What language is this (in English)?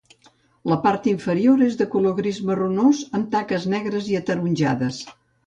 Catalan